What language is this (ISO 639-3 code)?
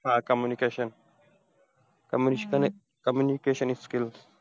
mar